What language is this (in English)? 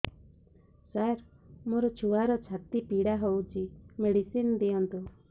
Odia